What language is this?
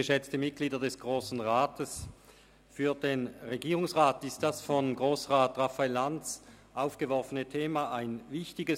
Swiss German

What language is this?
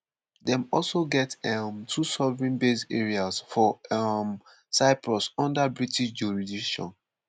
Nigerian Pidgin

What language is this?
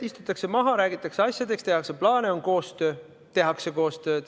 Estonian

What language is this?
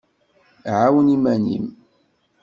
Kabyle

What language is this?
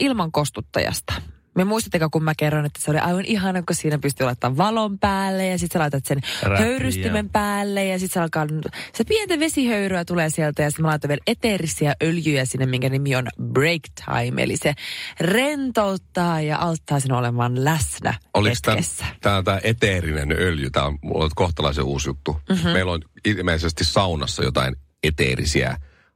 Finnish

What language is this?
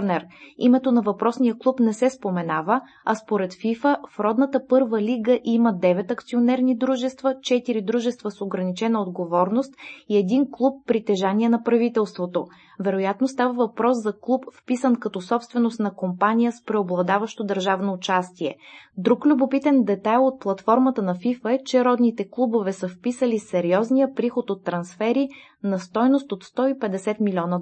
Bulgarian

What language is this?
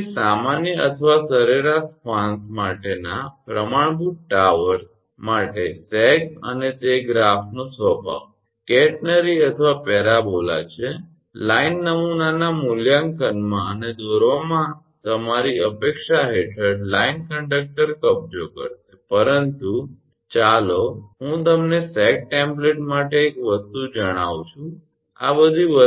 Gujarati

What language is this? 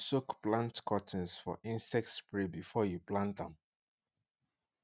Nigerian Pidgin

